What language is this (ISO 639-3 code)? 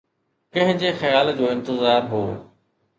snd